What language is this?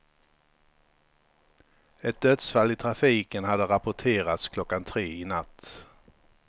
Swedish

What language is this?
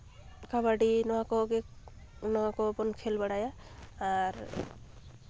Santali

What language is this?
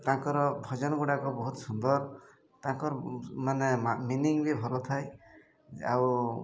Odia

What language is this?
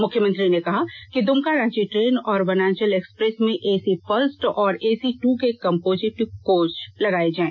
Hindi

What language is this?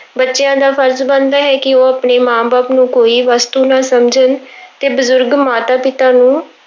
Punjabi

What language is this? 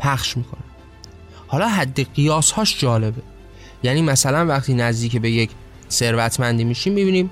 Persian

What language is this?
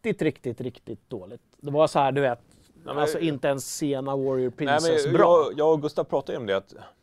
Swedish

